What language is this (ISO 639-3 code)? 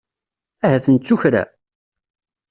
kab